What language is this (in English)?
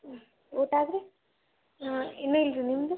Kannada